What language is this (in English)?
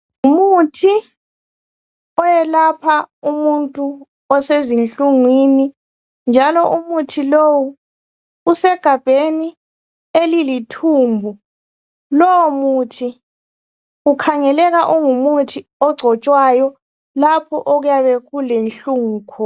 North Ndebele